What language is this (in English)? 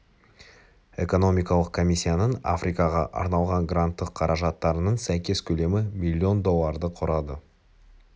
Kazakh